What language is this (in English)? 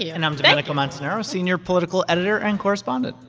English